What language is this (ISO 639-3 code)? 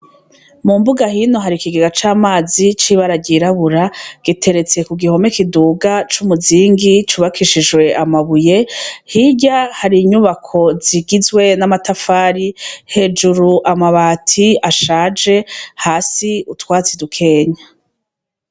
run